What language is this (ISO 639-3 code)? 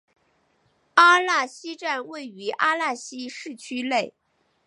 zho